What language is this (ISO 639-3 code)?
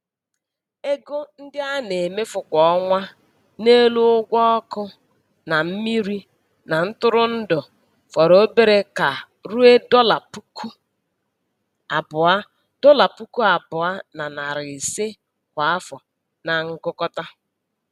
ibo